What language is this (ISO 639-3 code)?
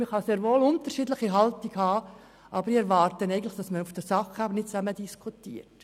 gsw